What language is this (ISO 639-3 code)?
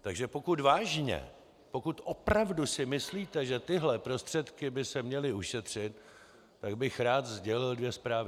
ces